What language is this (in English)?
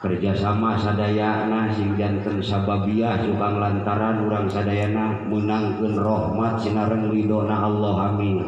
Indonesian